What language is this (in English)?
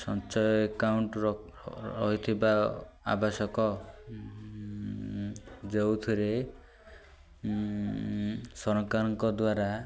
Odia